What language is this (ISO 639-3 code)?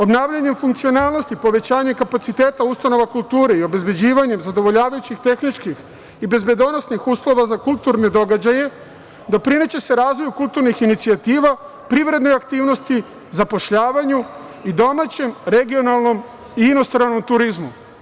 srp